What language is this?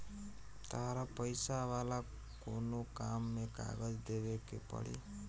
Bhojpuri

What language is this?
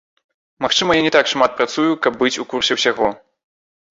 Belarusian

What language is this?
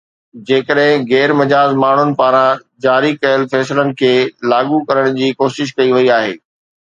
Sindhi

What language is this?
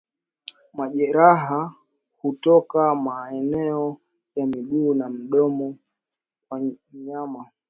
Swahili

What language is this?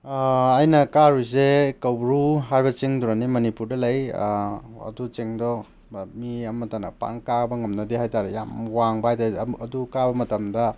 Manipuri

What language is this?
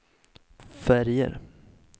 Swedish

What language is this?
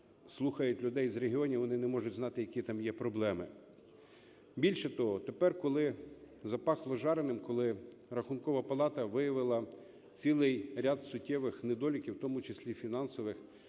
Ukrainian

